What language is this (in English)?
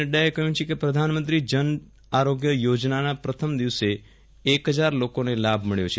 Gujarati